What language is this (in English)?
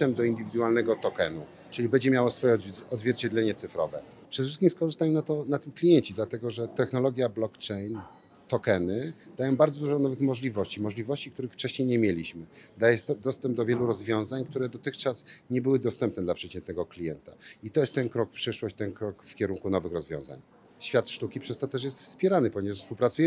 Polish